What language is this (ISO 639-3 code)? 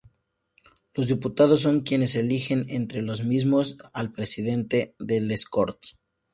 spa